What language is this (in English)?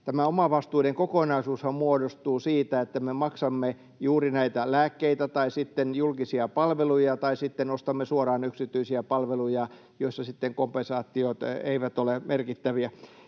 Finnish